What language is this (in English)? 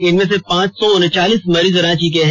Hindi